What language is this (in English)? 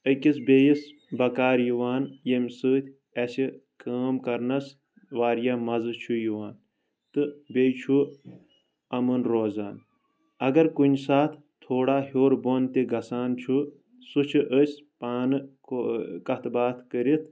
Kashmiri